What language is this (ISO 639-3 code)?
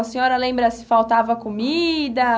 por